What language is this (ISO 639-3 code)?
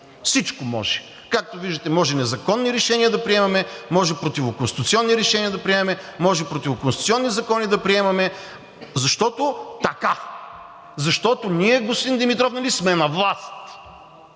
bul